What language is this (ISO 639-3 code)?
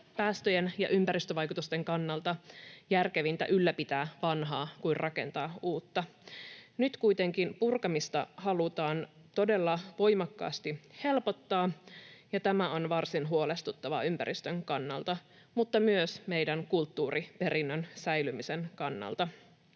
fin